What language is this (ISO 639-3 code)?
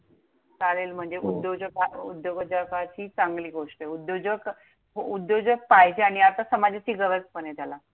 mar